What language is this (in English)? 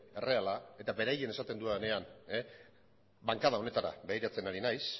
Basque